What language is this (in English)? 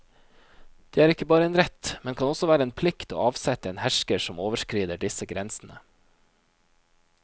Norwegian